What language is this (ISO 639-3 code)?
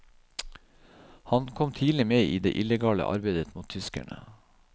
nor